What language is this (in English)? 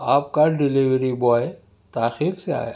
Urdu